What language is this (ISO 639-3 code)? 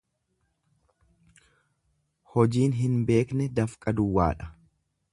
orm